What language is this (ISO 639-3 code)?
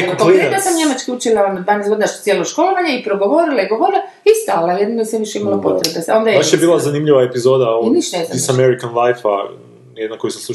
hrv